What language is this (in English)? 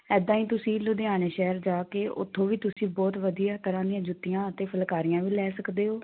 Punjabi